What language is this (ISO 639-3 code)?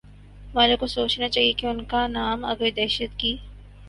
urd